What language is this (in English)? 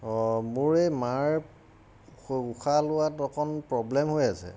Assamese